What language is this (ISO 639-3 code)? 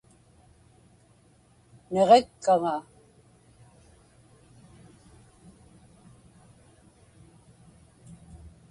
ipk